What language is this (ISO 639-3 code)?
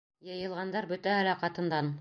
bak